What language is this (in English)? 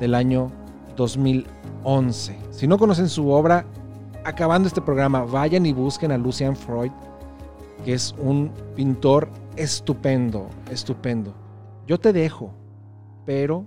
Spanish